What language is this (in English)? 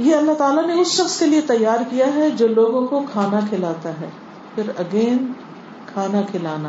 Urdu